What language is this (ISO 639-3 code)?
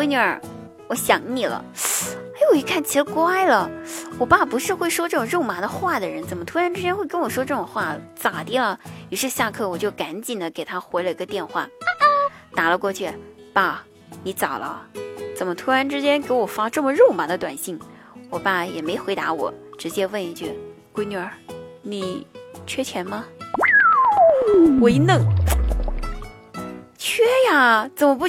zho